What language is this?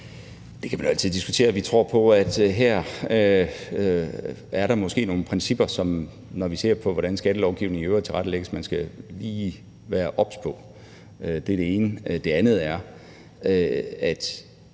Danish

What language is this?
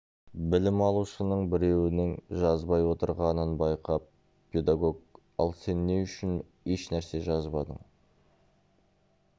Kazakh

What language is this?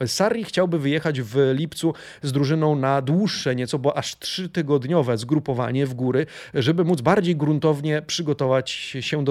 Polish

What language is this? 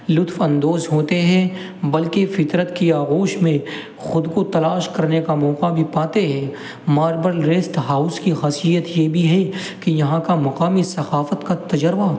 Urdu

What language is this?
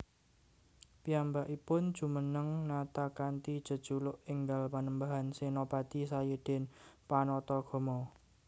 Javanese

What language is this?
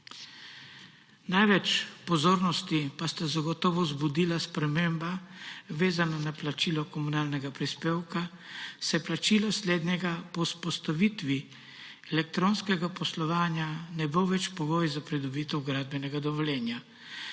Slovenian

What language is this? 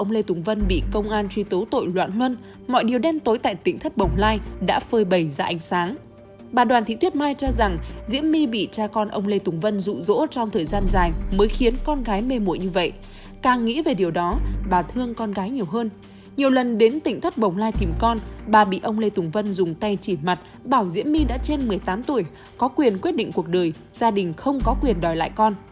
Vietnamese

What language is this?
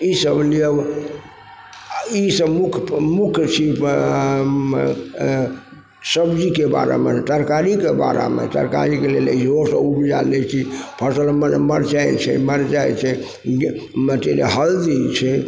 Maithili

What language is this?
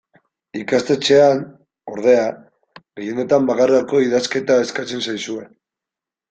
Basque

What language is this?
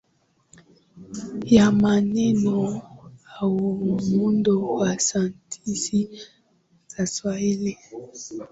Swahili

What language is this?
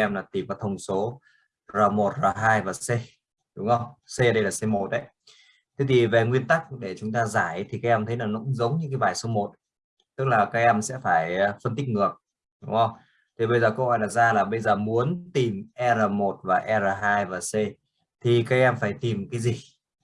Vietnamese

